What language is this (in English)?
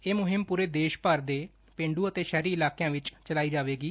Punjabi